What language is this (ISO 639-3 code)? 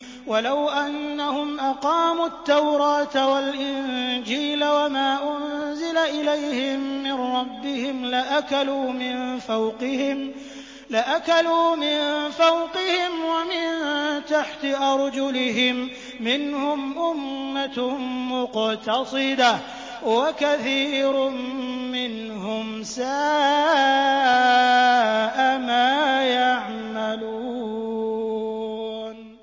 ara